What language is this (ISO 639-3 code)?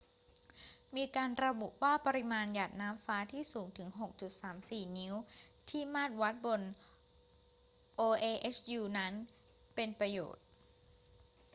tha